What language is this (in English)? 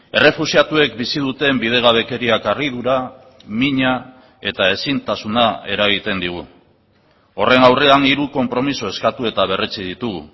Basque